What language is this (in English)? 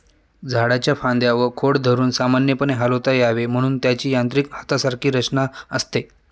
Marathi